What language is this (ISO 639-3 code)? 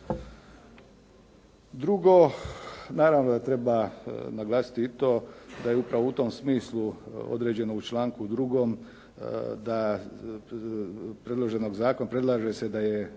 hrv